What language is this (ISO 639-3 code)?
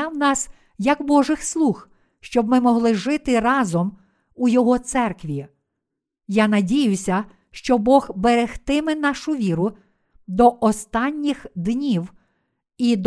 ukr